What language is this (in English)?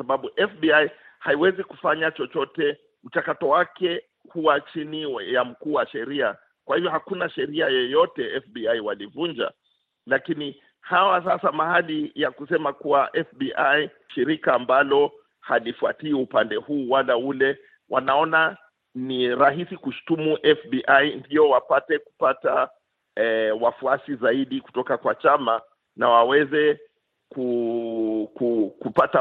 Swahili